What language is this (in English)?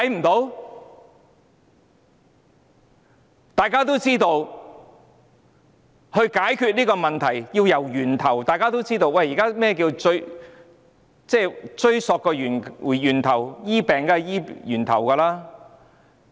Cantonese